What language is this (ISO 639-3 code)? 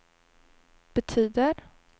swe